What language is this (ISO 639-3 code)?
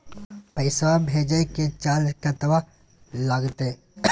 mai